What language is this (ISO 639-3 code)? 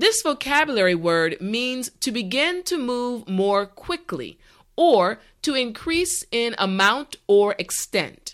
eng